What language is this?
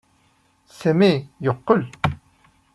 Kabyle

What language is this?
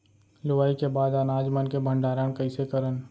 Chhattisgarhi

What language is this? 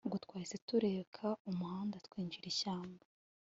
Kinyarwanda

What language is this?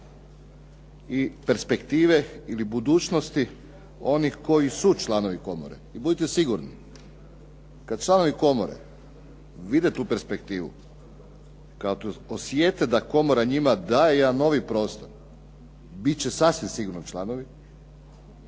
Croatian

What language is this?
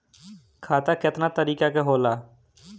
Bhojpuri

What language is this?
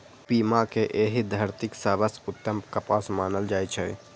Maithili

